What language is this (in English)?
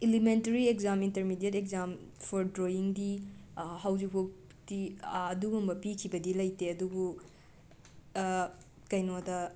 Manipuri